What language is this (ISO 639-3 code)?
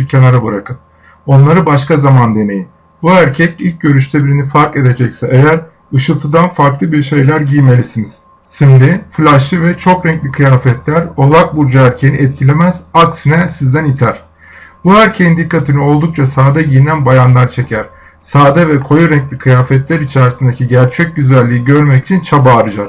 tur